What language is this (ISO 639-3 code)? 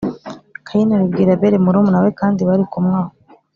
kin